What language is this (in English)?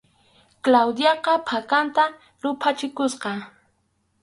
Arequipa-La Unión Quechua